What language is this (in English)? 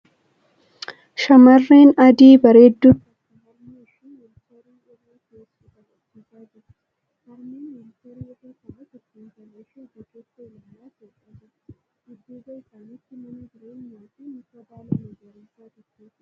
Oromo